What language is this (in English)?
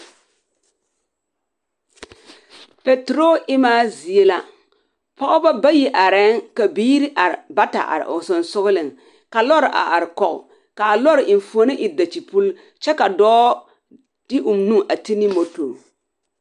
Southern Dagaare